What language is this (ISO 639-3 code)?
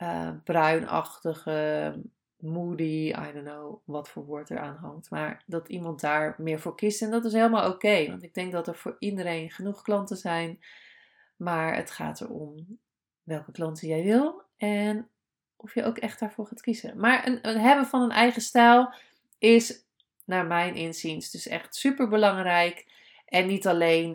nld